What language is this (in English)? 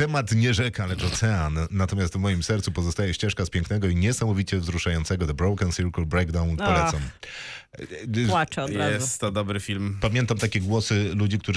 Polish